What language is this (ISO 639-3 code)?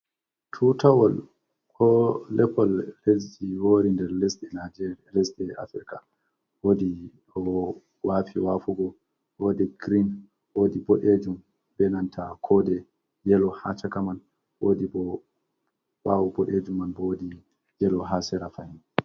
ful